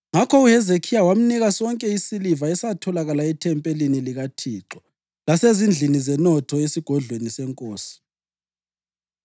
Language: North Ndebele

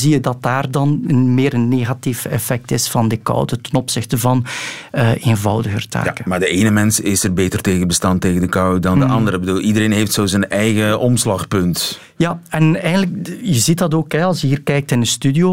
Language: Dutch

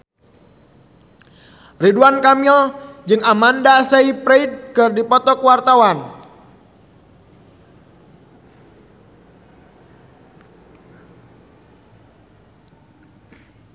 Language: Sundanese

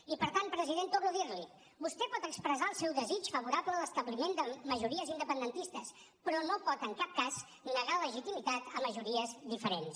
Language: Catalan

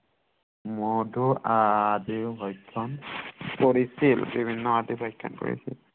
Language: Assamese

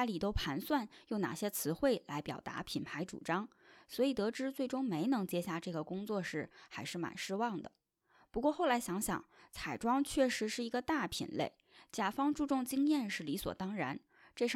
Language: Chinese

